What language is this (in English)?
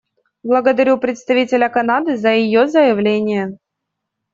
Russian